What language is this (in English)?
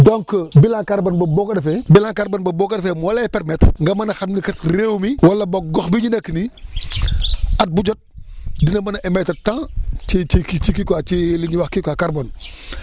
Wolof